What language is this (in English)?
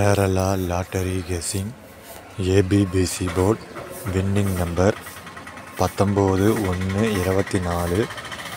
Tamil